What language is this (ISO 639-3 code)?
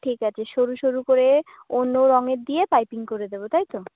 ben